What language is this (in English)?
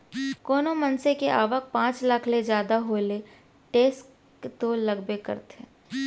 Chhattisgarhi